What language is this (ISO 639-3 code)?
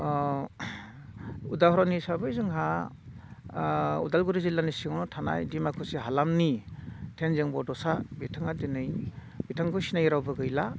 brx